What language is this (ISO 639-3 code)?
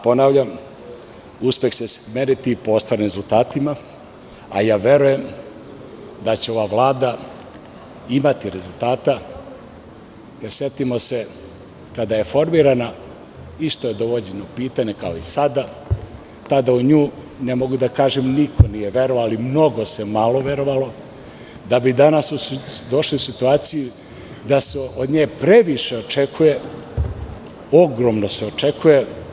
srp